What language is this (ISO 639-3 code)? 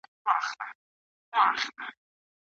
pus